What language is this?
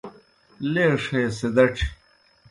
Kohistani Shina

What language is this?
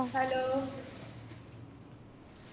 Malayalam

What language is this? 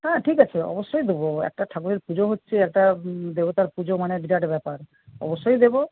Bangla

